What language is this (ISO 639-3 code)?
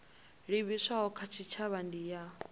ven